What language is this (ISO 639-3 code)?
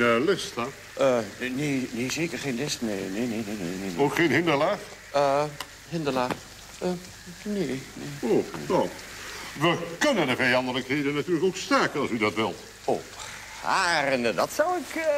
nld